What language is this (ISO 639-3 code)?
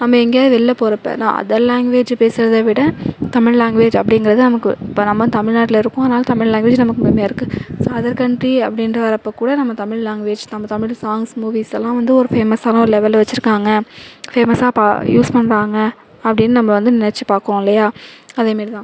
tam